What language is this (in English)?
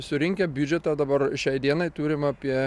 Lithuanian